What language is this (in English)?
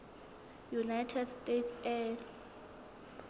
Southern Sotho